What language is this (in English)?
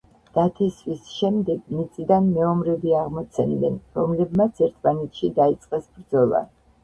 Georgian